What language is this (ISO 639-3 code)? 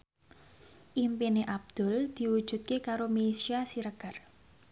jav